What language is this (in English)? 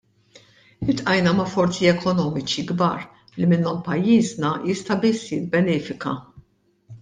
Maltese